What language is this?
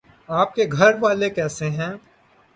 Urdu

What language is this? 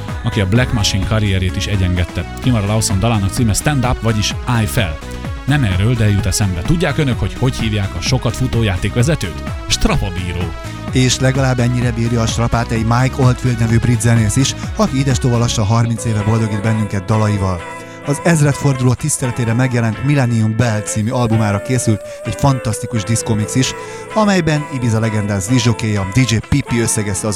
Hungarian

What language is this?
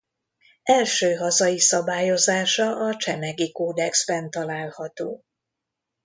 Hungarian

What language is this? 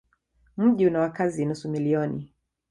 Swahili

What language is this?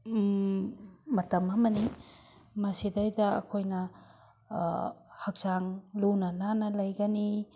Manipuri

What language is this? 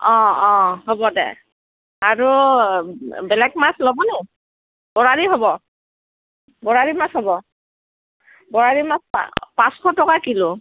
Assamese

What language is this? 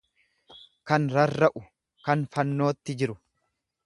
Oromo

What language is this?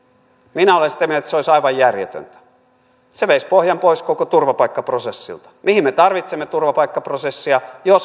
Finnish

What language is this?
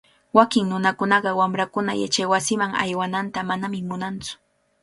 Cajatambo North Lima Quechua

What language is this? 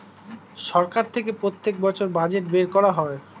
Bangla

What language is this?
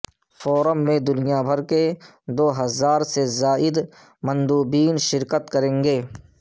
Urdu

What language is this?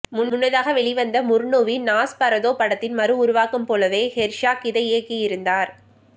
Tamil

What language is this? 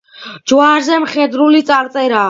Georgian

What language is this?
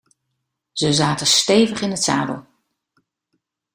Dutch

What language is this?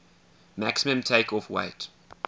English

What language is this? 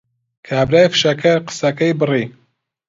Central Kurdish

